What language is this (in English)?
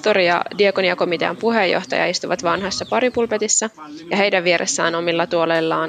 Finnish